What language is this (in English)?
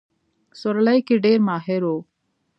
Pashto